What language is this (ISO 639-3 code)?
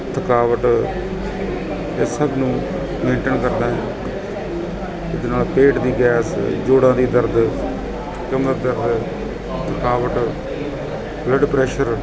pan